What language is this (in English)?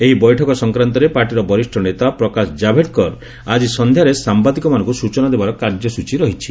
Odia